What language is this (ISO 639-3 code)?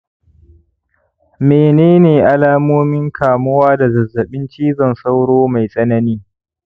hau